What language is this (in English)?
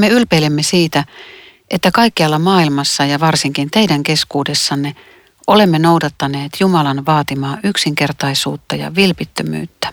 Finnish